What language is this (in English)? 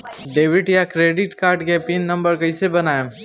Bhojpuri